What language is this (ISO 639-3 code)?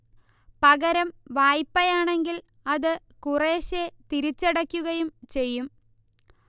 mal